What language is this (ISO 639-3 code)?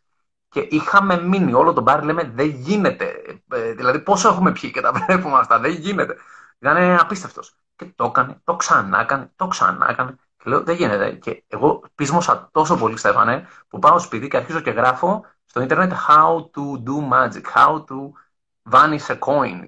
ell